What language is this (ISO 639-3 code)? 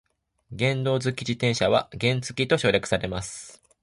jpn